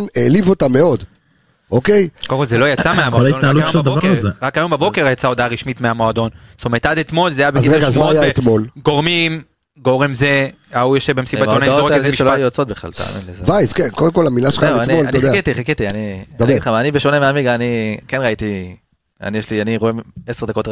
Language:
Hebrew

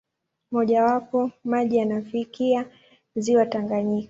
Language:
Swahili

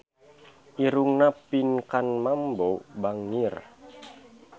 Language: Sundanese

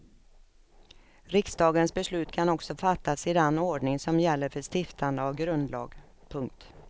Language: Swedish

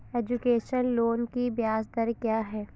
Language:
Hindi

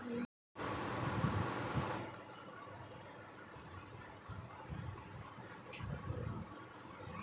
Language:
Telugu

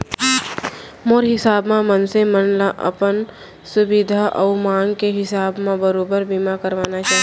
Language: Chhattisgarhi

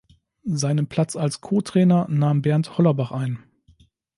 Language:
German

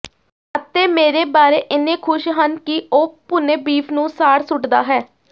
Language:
Punjabi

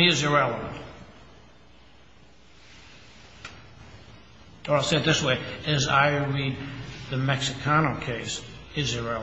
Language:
English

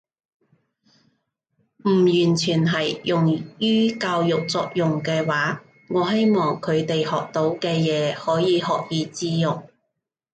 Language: Cantonese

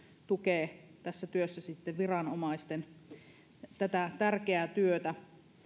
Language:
Finnish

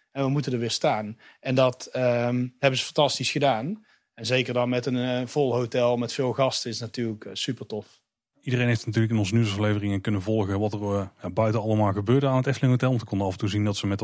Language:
Dutch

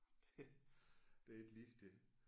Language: Danish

